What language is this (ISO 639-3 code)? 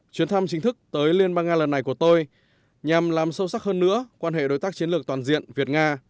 vie